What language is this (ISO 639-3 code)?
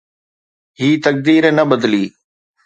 snd